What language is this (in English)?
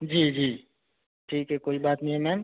Hindi